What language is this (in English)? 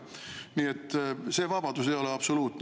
Estonian